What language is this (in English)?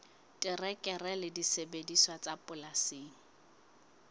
Southern Sotho